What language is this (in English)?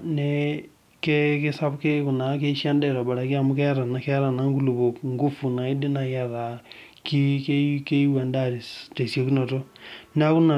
Masai